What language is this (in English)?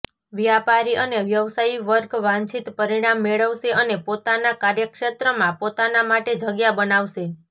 Gujarati